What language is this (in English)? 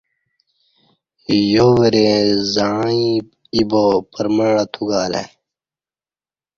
Kati